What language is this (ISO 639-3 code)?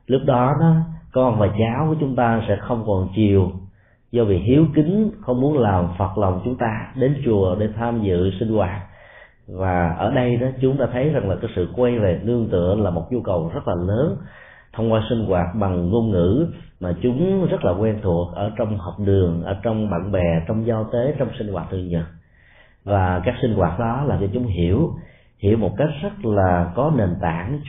vie